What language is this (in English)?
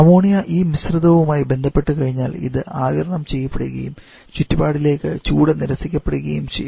Malayalam